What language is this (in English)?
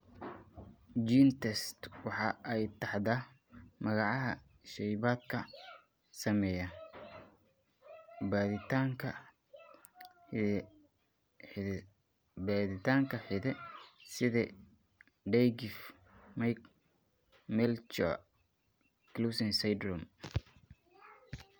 Somali